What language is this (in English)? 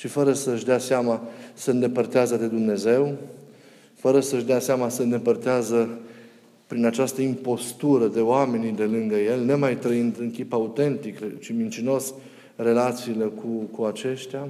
Romanian